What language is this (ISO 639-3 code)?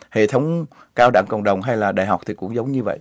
vie